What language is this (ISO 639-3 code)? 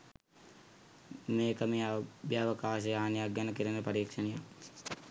sin